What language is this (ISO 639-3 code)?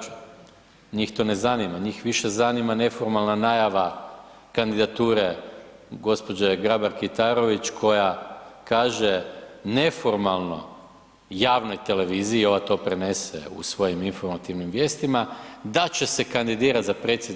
hrv